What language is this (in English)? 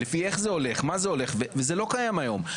Hebrew